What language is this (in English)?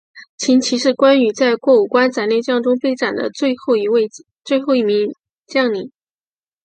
Chinese